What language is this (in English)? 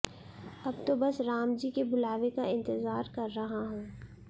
Hindi